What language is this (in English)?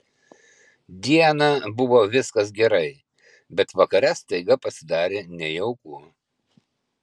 Lithuanian